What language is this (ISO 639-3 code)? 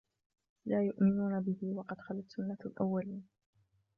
ara